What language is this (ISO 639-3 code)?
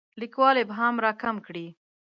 pus